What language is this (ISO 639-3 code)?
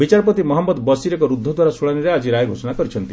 ori